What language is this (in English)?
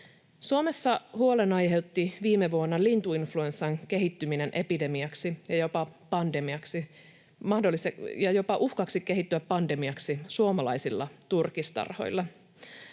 Finnish